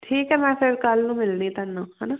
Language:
Punjabi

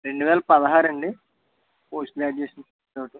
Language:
Telugu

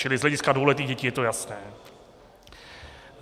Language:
Czech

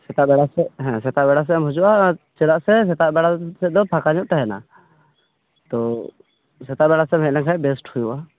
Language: Santali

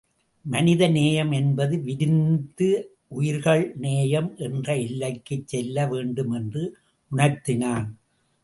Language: Tamil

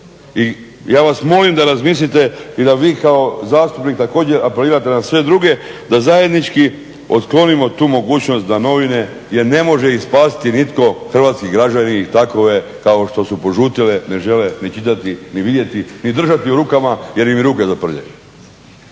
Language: Croatian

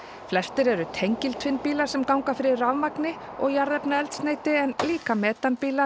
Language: Icelandic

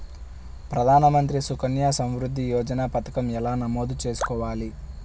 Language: Telugu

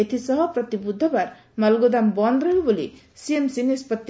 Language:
Odia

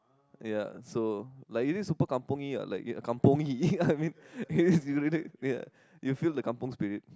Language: English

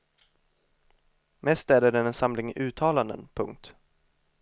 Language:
Swedish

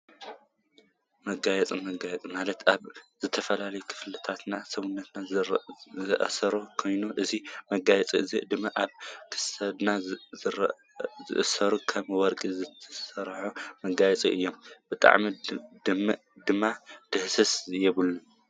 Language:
Tigrinya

